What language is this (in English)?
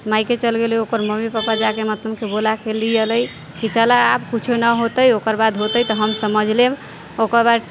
Maithili